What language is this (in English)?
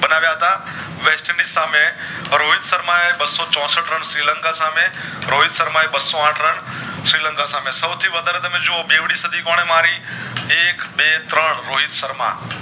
Gujarati